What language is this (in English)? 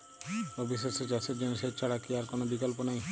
Bangla